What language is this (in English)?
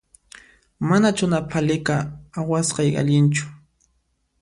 Puno Quechua